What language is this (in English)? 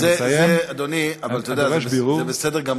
Hebrew